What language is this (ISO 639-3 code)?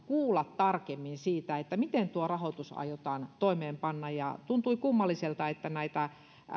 fin